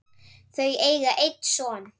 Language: Icelandic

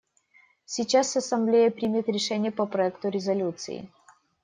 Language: Russian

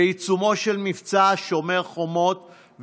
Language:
Hebrew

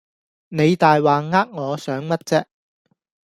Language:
Cantonese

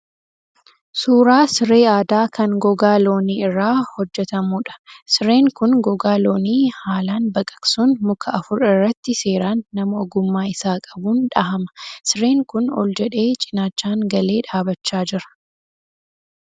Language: Oromo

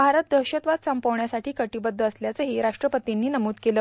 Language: Marathi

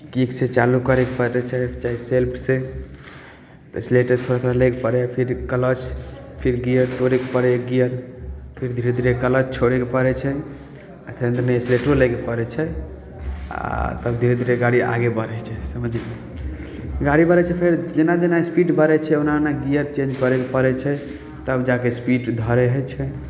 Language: Maithili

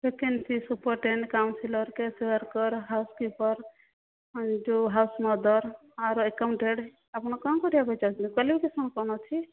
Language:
Odia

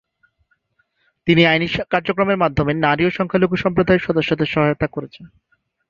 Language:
Bangla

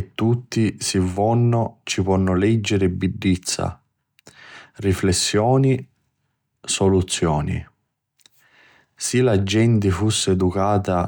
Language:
Sicilian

